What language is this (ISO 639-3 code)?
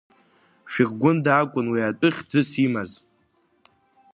abk